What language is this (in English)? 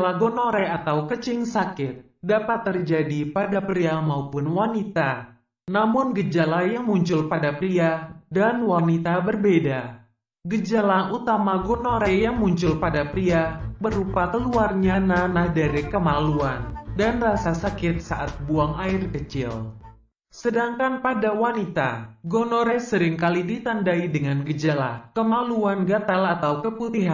Indonesian